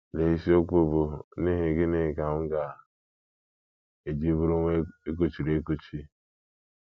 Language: Igbo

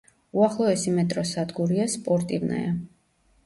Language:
Georgian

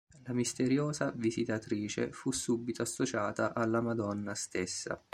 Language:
Italian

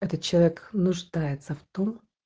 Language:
Russian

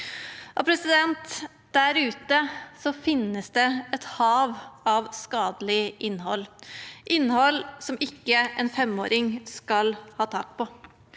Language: Norwegian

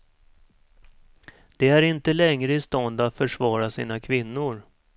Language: Swedish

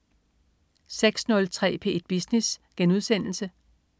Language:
Danish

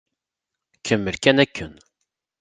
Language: Kabyle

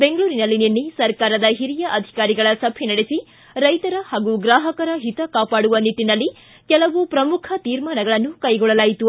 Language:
Kannada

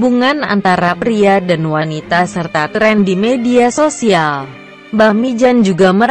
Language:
Indonesian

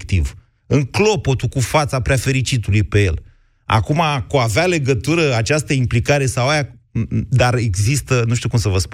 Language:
Romanian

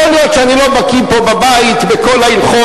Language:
Hebrew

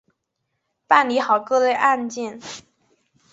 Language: Chinese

